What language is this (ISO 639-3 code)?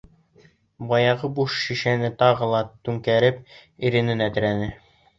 bak